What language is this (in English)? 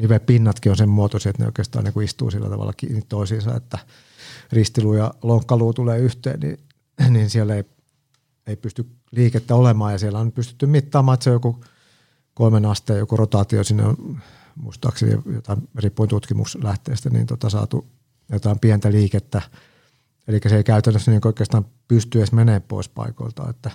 Finnish